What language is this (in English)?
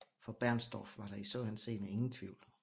Danish